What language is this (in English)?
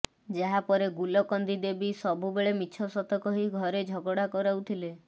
Odia